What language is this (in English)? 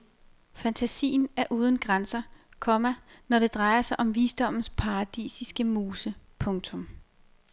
Danish